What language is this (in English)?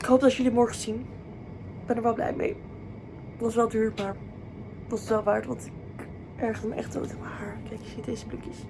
Dutch